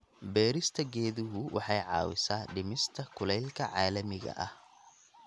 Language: Somali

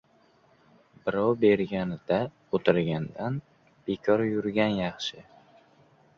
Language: Uzbek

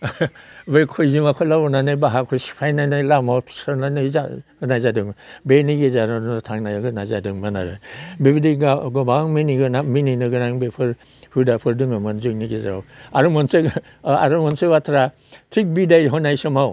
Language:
Bodo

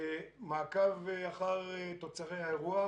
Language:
Hebrew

